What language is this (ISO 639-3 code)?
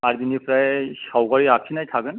brx